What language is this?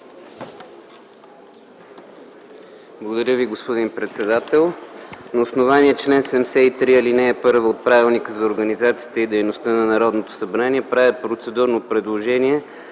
Bulgarian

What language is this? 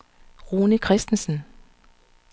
Danish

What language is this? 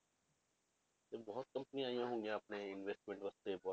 Punjabi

